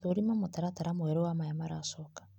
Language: Kikuyu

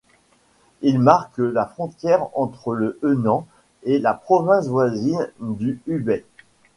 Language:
French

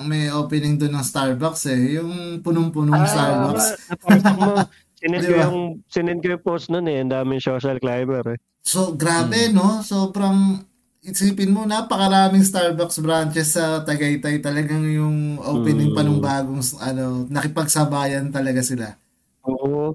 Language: Filipino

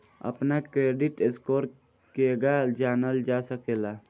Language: Bhojpuri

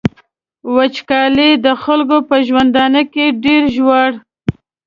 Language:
Pashto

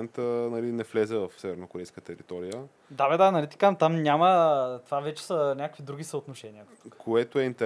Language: Bulgarian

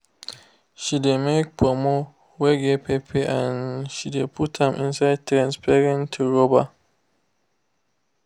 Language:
Nigerian Pidgin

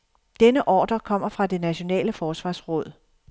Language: Danish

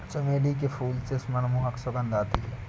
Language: Hindi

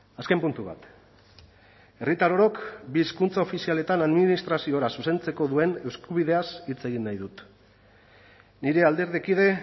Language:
Basque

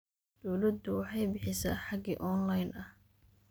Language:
Somali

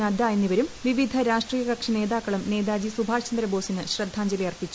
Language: Malayalam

